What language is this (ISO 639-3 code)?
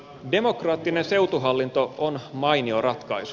fin